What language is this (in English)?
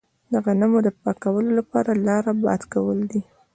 Pashto